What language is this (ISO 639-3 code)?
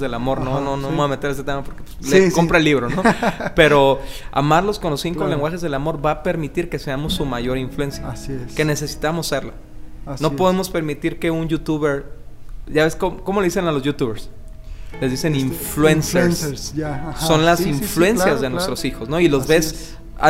spa